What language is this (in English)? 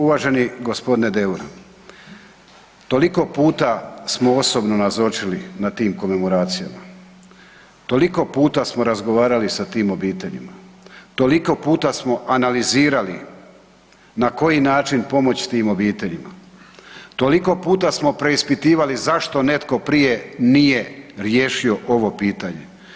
Croatian